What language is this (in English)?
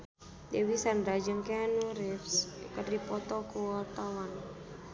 Sundanese